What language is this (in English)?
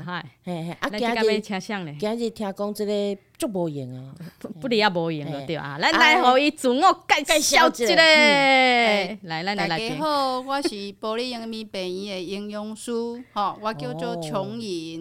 Chinese